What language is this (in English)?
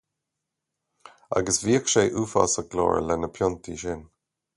Irish